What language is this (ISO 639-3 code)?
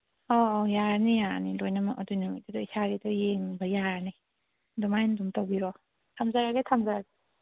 mni